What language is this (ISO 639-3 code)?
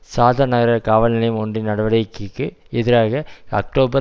tam